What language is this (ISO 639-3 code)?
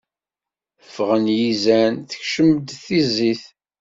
kab